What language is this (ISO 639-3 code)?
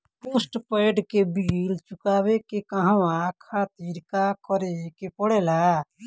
bho